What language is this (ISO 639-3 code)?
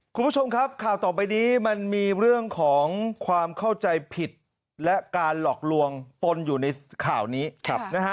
tha